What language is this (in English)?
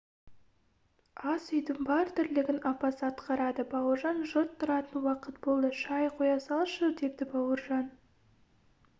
Kazakh